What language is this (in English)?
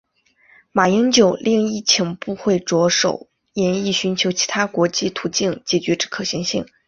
Chinese